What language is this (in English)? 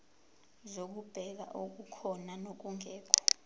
Zulu